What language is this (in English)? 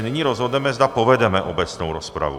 Czech